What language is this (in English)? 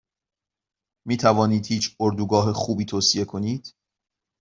Persian